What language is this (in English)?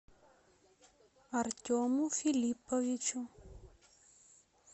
Russian